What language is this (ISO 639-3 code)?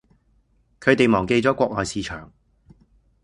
yue